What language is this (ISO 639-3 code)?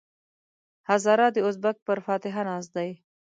pus